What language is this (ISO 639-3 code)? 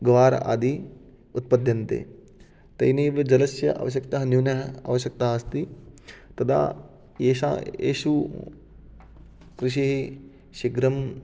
san